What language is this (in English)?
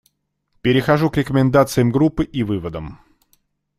Russian